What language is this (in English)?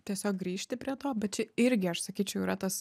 Lithuanian